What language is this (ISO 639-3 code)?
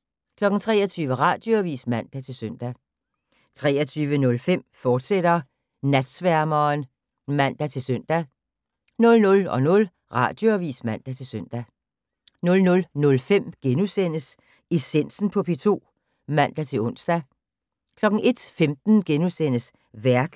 dan